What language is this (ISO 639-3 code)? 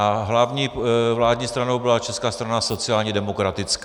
ces